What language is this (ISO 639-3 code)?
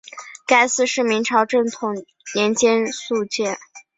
zho